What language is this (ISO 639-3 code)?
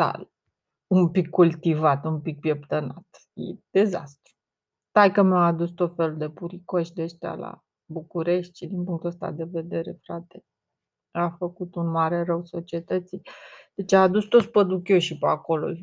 ron